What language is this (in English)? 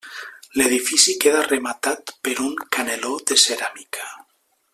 Catalan